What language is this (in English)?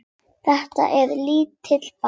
Icelandic